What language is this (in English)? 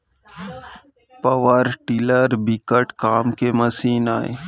Chhattisgarhi